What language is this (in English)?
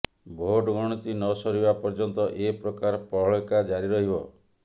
Odia